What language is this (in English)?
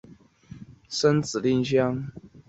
Chinese